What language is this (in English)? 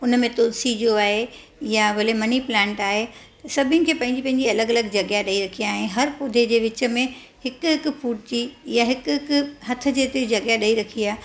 Sindhi